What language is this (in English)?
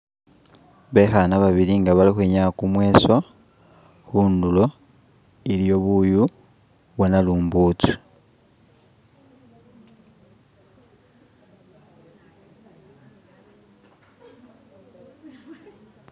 Masaaba